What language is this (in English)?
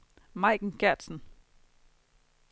Danish